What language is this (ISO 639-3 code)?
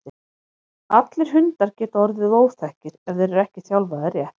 isl